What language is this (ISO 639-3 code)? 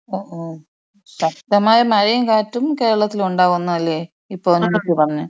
mal